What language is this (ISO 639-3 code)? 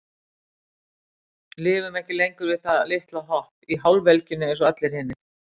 isl